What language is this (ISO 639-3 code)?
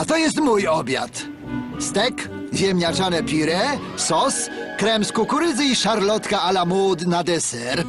pol